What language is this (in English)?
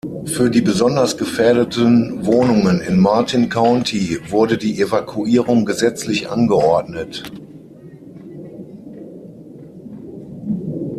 German